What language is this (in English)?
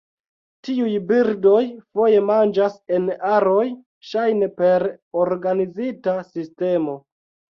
Esperanto